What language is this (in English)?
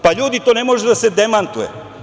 Serbian